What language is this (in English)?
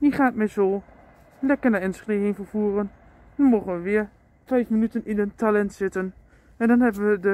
Dutch